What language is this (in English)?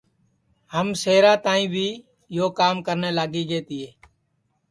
Sansi